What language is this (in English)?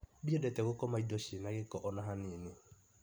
Kikuyu